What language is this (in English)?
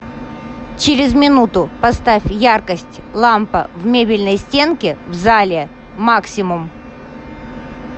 Russian